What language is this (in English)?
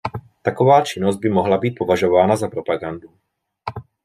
Czech